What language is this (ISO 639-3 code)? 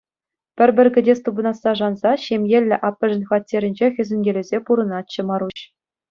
chv